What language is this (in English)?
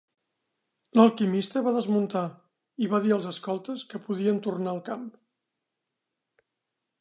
Catalan